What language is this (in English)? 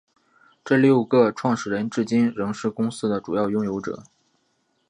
Chinese